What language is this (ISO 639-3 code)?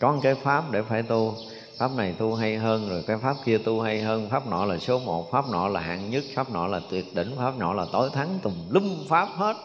vie